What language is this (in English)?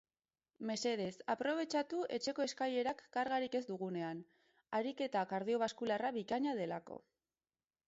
Basque